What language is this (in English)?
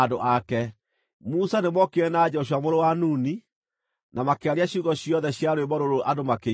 Kikuyu